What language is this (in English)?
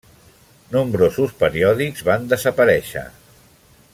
Catalan